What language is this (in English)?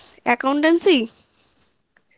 Bangla